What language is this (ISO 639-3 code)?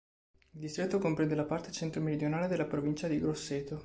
ita